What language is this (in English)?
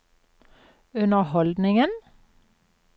Norwegian